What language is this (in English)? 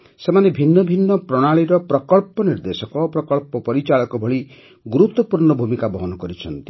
Odia